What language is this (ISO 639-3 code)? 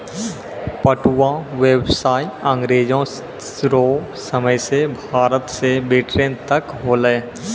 mai